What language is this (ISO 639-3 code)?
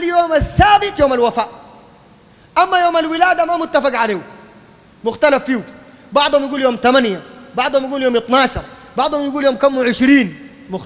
ara